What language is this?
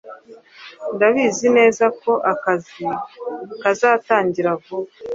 Kinyarwanda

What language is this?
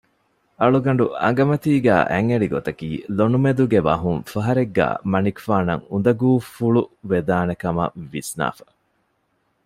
Divehi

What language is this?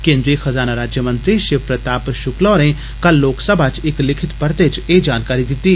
Dogri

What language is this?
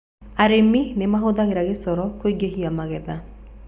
Kikuyu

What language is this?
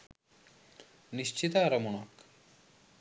Sinhala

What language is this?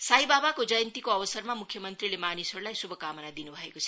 Nepali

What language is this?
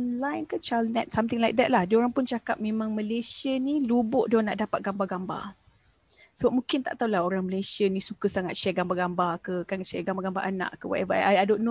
Malay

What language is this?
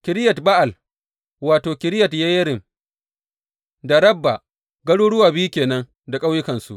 Hausa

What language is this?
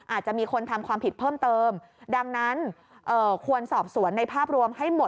Thai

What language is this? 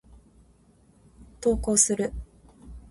Japanese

